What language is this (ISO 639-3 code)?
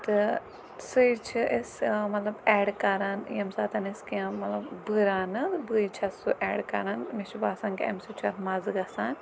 kas